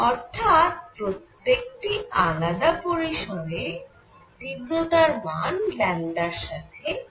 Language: Bangla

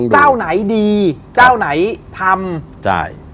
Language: Thai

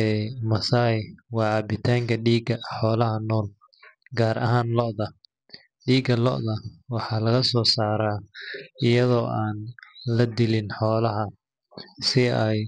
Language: Somali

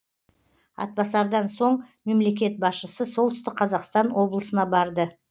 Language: Kazakh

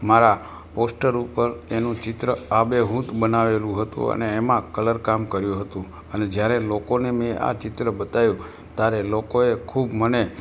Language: Gujarati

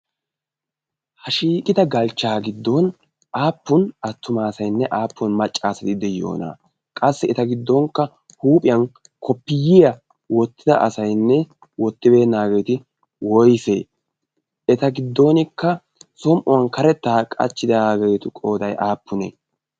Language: Wolaytta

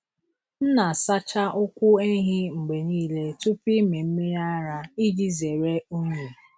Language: Igbo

